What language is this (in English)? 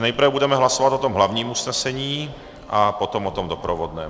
Czech